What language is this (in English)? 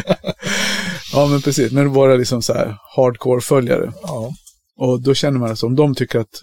Swedish